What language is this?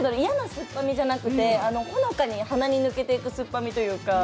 Japanese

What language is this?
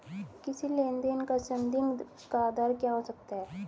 Hindi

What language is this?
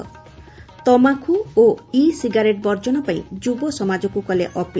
Odia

